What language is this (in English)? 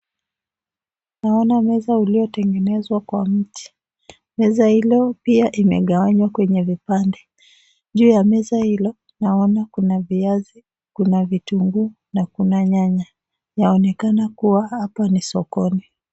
Swahili